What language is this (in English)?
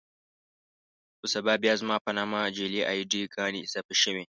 Pashto